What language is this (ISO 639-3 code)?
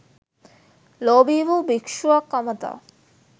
sin